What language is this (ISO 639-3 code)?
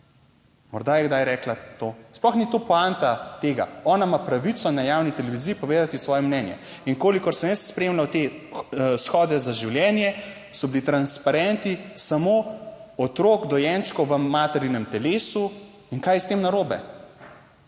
slv